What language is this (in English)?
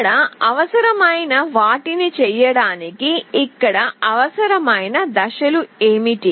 Telugu